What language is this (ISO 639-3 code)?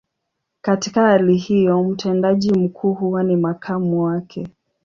swa